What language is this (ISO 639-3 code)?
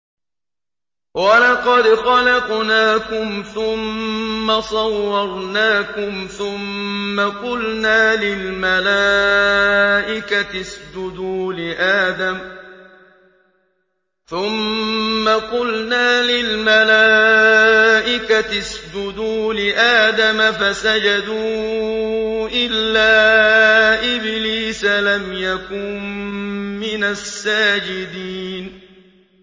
ara